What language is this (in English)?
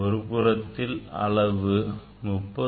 Tamil